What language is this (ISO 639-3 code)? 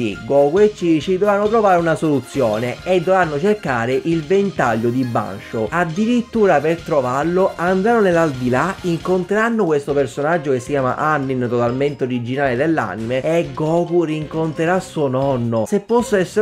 ita